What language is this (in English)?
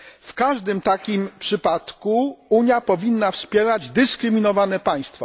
Polish